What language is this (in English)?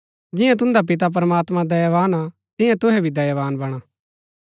Gaddi